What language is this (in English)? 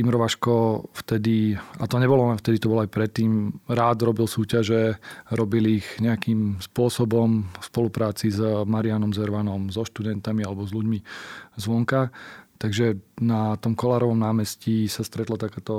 Slovak